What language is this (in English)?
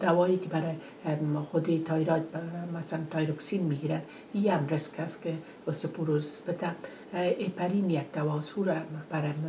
Persian